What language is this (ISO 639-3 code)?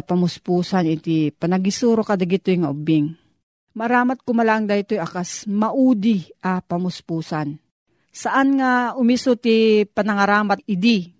fil